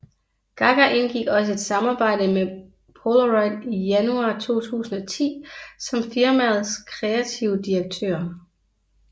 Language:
Danish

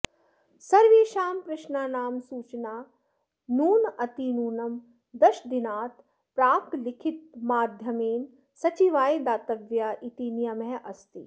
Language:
Sanskrit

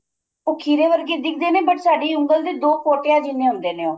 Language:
Punjabi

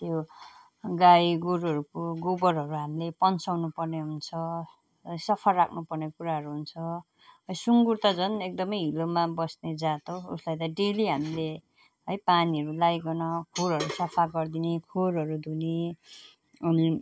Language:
Nepali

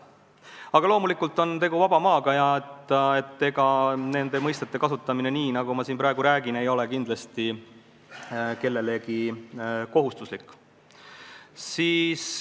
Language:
Estonian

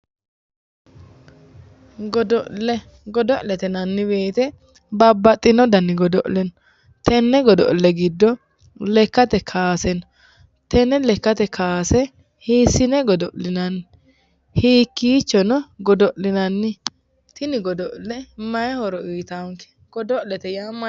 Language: Sidamo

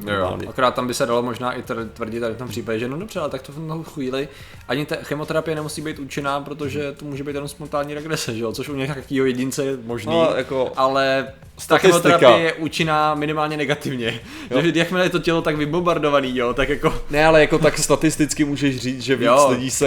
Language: Czech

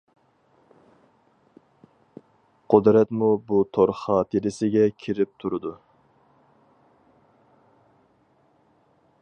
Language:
Uyghur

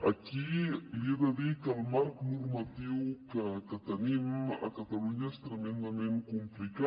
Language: Catalan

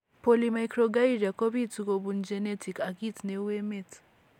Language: Kalenjin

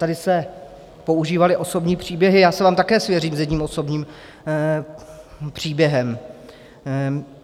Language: Czech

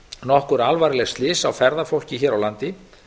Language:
Icelandic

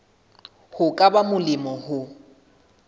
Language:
Southern Sotho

